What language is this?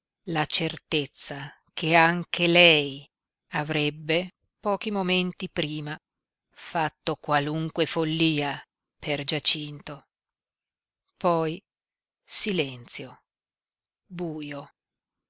Italian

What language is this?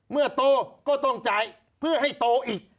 Thai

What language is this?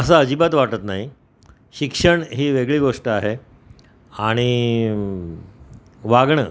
Marathi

